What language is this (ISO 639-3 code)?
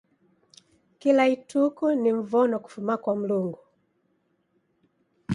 dav